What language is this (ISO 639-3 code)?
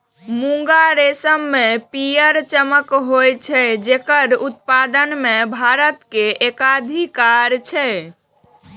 mai